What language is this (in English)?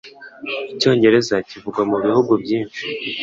Kinyarwanda